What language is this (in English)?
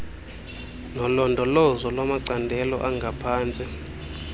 Xhosa